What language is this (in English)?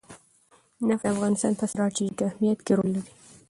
Pashto